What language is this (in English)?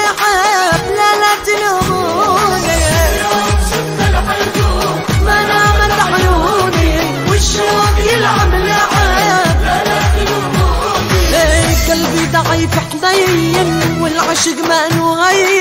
Arabic